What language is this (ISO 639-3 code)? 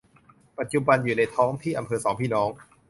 tha